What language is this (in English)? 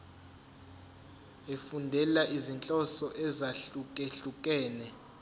Zulu